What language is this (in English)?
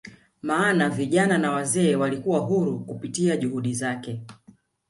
Swahili